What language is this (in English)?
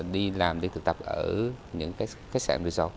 Vietnamese